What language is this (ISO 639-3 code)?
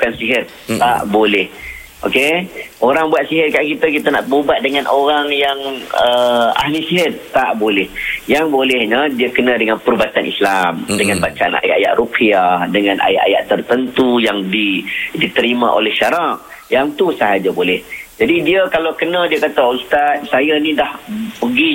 msa